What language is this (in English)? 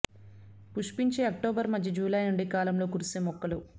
Telugu